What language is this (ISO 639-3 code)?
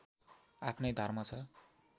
nep